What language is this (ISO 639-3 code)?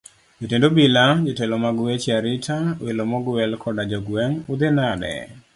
luo